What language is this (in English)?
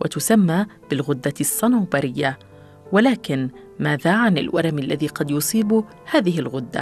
Arabic